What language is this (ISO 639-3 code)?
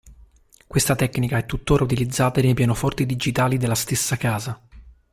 ita